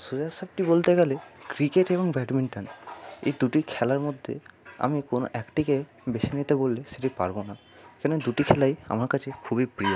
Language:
Bangla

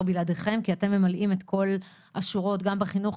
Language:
Hebrew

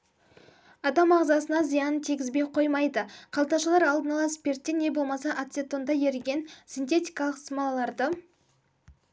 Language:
Kazakh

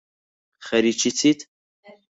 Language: Central Kurdish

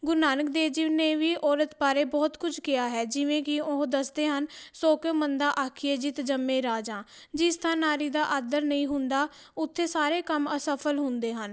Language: Punjabi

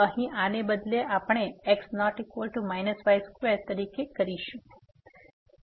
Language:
Gujarati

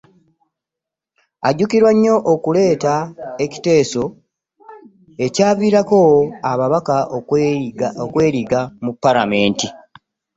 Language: Ganda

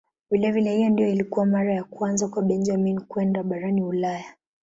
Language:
Swahili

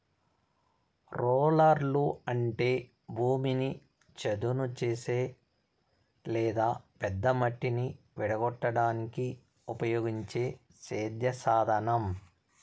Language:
Telugu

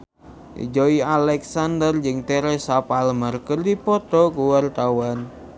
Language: Sundanese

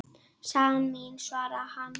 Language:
Icelandic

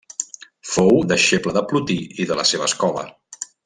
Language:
Catalan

